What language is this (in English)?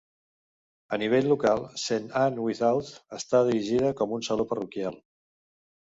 Catalan